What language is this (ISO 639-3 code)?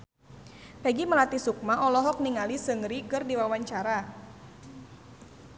sun